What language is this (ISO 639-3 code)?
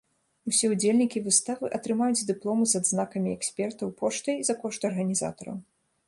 bel